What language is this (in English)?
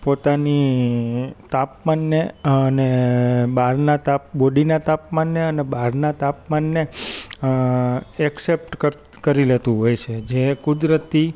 Gujarati